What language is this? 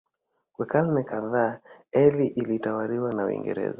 Swahili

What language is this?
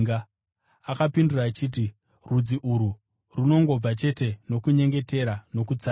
Shona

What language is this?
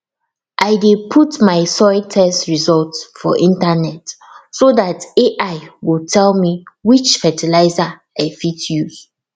Nigerian Pidgin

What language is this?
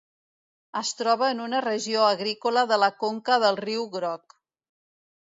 Catalan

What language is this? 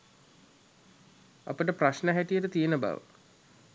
Sinhala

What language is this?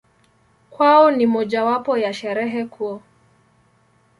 Swahili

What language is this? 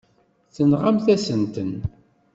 Kabyle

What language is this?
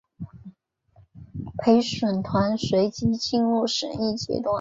Chinese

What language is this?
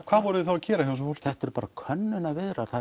Icelandic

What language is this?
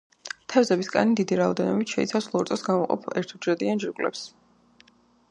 Georgian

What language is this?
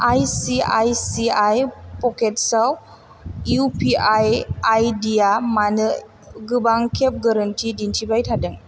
Bodo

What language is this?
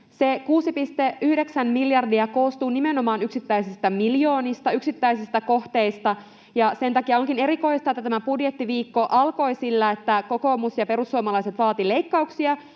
Finnish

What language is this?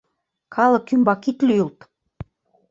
Mari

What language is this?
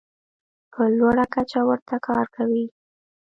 Pashto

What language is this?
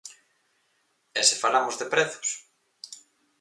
Galician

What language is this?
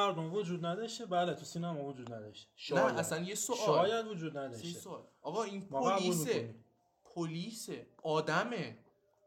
Persian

